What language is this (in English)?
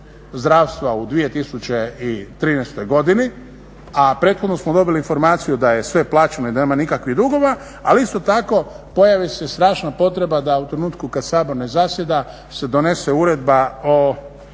Croatian